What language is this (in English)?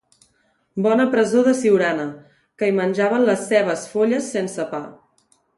Catalan